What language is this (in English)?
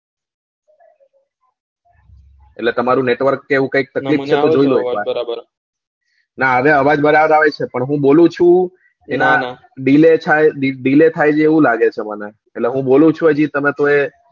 Gujarati